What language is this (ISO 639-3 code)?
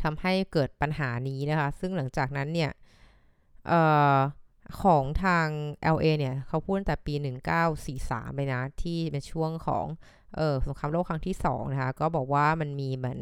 tha